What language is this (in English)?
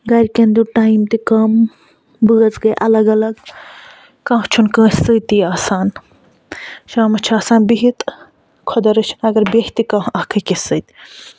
Kashmiri